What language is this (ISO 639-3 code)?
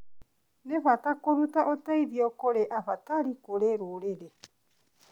kik